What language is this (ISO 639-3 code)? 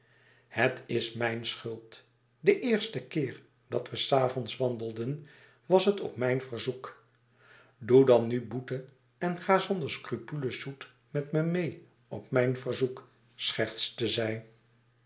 nld